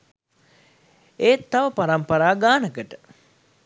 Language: Sinhala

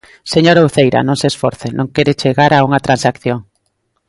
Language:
Galician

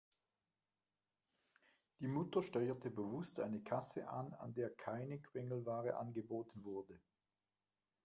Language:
German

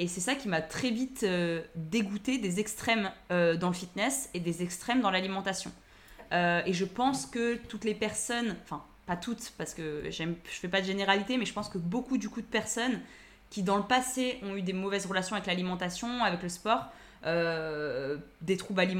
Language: French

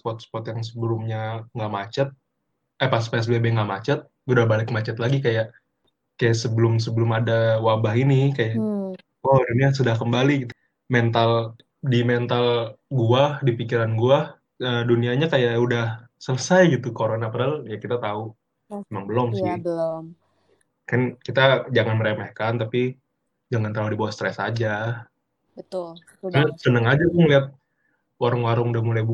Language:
Indonesian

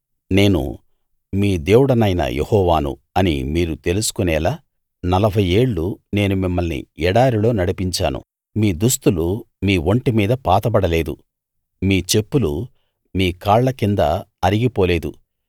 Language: Telugu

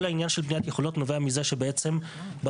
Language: Hebrew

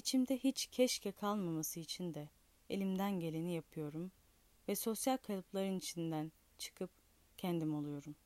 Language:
Turkish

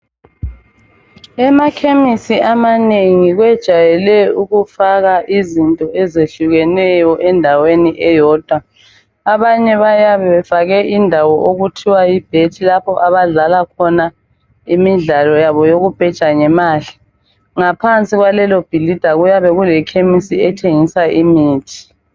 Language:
North Ndebele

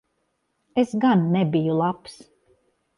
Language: Latvian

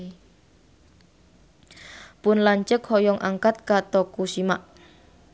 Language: Sundanese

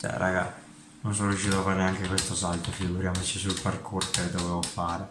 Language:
Italian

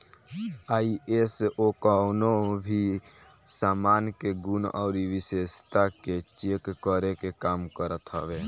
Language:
Bhojpuri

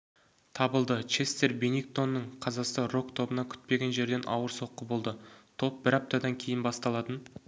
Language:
Kazakh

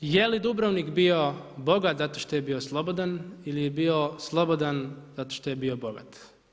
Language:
Croatian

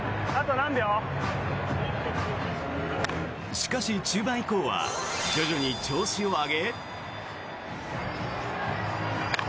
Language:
Japanese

